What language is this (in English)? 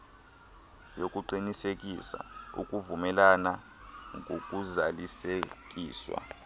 Xhosa